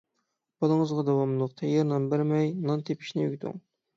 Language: Uyghur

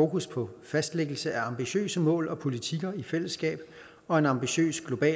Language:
Danish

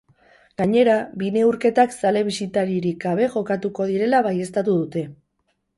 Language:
Basque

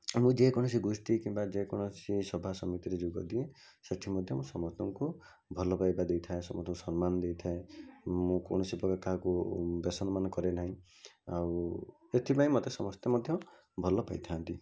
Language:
Odia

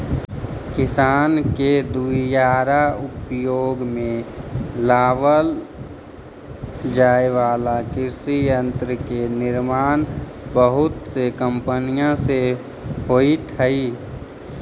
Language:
Magahi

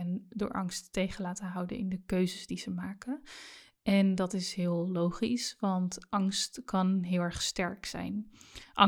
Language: Dutch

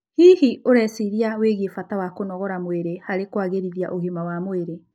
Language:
Kikuyu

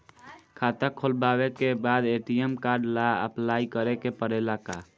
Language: Bhojpuri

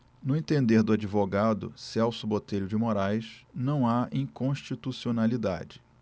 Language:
Portuguese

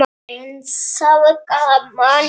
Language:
Icelandic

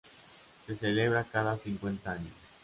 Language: Spanish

